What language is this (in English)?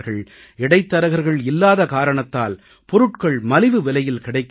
Tamil